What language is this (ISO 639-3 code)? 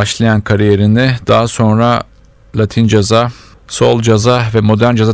tur